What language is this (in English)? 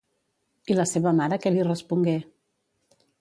Catalan